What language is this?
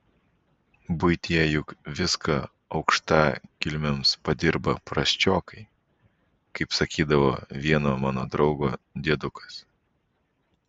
Lithuanian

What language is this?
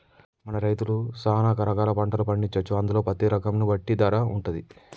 Telugu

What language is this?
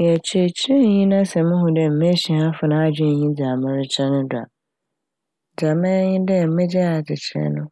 Akan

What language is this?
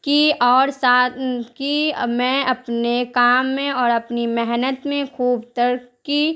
Urdu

